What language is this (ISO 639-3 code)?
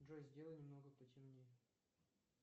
rus